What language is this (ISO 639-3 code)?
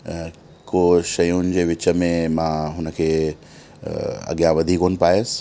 snd